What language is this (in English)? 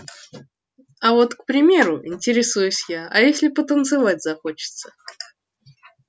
Russian